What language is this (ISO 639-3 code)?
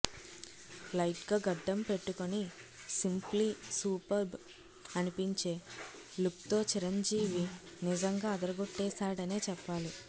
tel